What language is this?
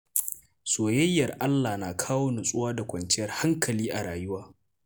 Hausa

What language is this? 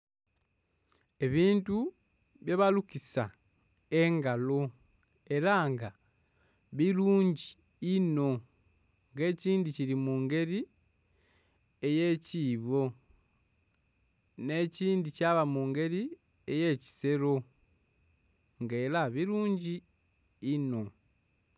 Soga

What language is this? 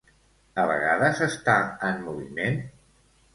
Catalan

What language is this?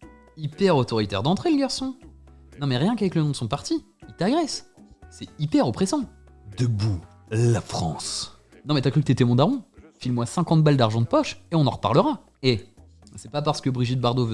French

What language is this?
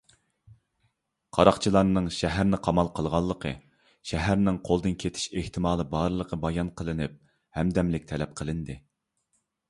Uyghur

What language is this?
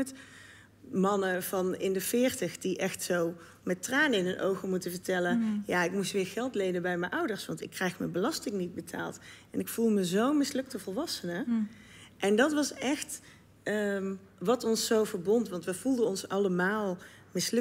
Dutch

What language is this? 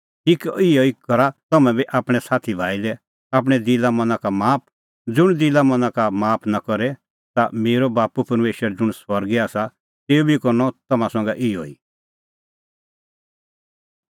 Kullu Pahari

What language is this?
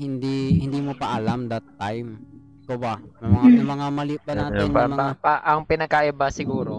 Filipino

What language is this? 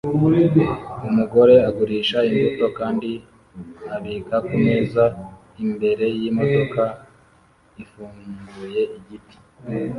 Kinyarwanda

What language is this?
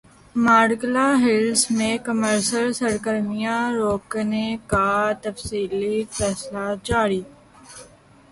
Urdu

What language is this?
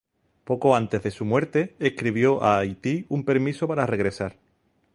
Spanish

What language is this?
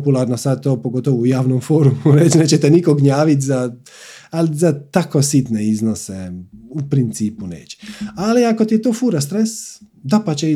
Croatian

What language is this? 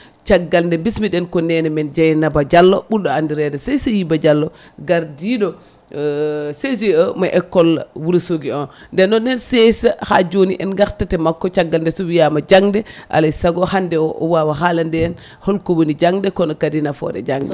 Fula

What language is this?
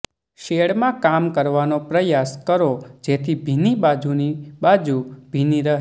Gujarati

